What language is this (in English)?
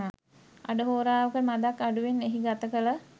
Sinhala